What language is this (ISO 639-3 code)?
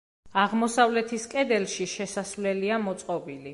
kat